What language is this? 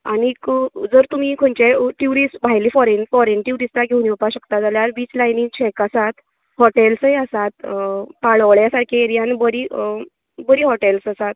Konkani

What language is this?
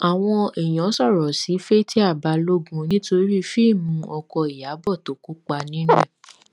Yoruba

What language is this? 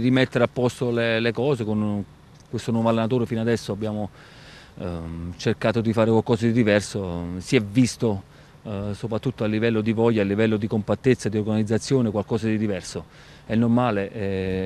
Italian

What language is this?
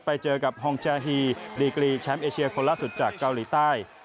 Thai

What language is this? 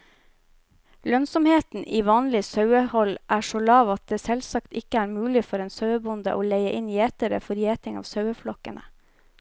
Norwegian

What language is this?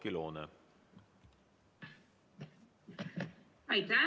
Estonian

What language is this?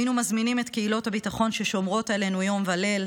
Hebrew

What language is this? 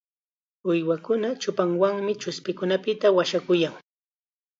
Chiquián Ancash Quechua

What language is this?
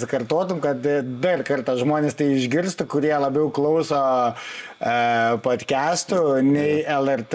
Lithuanian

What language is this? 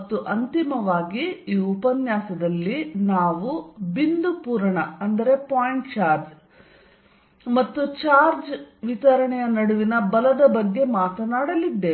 Kannada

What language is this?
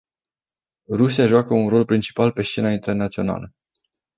Romanian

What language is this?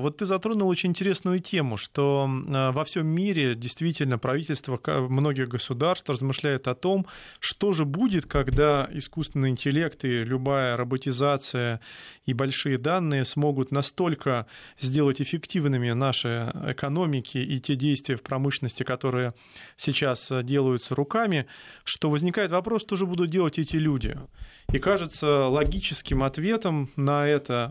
Russian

